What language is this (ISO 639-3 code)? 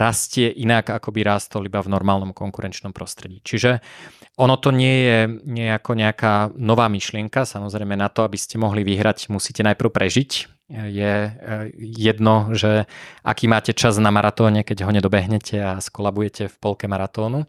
slk